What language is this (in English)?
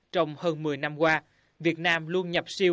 Vietnamese